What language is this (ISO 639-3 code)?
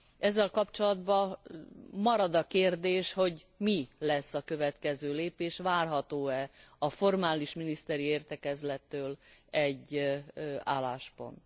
hun